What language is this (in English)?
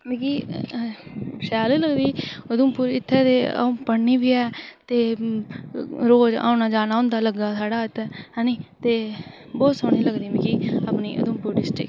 Dogri